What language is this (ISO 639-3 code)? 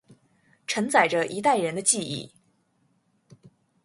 zho